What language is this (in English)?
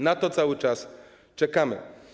Polish